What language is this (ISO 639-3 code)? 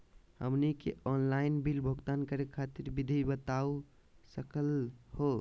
mag